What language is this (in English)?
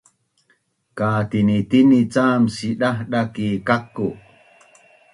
Bunun